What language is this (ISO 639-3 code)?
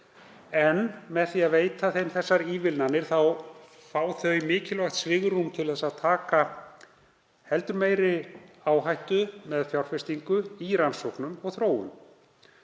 isl